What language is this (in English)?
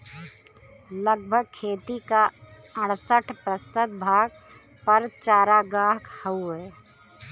Bhojpuri